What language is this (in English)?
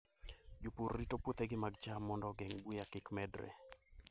Luo (Kenya and Tanzania)